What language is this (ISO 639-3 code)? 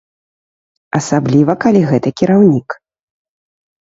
bel